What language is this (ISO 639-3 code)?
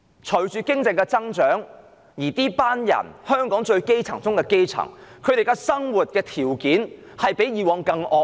yue